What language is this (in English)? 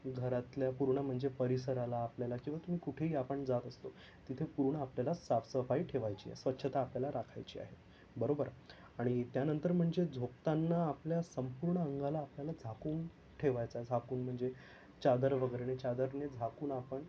Marathi